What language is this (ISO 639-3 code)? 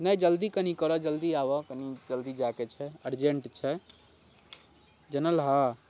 mai